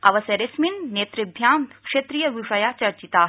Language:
Sanskrit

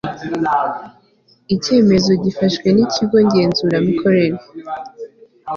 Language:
Kinyarwanda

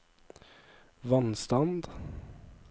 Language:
Norwegian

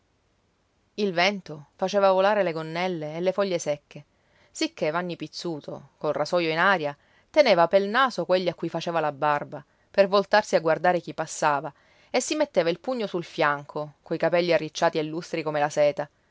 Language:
Italian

